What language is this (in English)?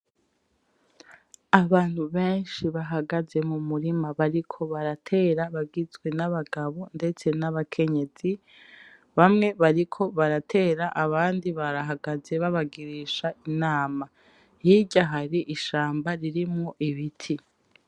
Rundi